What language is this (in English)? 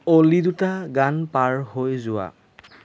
Assamese